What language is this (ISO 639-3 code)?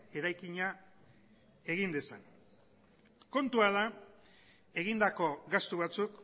eus